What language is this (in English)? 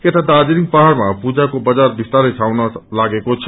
Nepali